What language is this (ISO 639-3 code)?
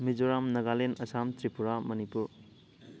mni